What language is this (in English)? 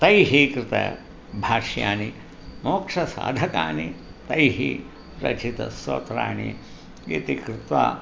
Sanskrit